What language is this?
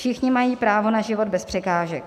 Czech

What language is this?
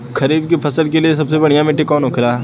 Bhojpuri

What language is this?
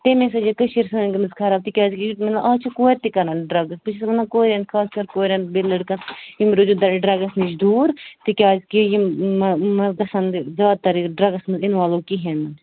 Kashmiri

